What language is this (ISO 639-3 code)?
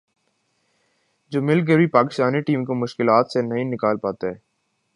urd